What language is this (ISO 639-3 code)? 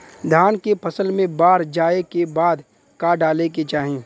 bho